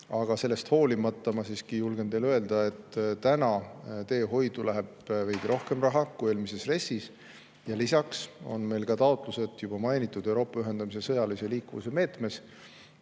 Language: Estonian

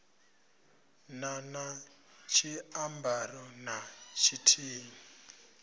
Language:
Venda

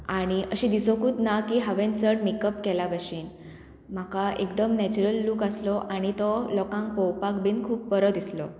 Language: Konkani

